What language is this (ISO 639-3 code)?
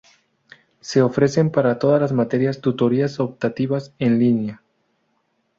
spa